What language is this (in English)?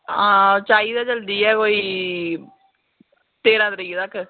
Dogri